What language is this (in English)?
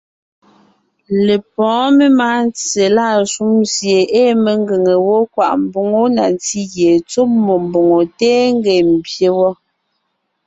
Ngiemboon